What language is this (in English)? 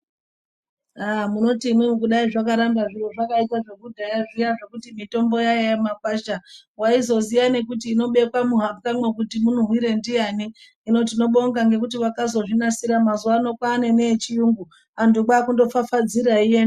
Ndau